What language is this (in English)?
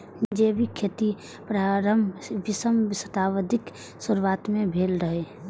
Maithili